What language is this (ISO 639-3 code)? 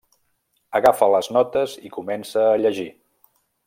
cat